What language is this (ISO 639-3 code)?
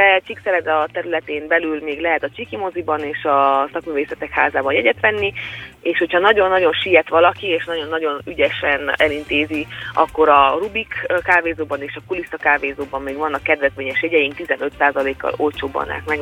hun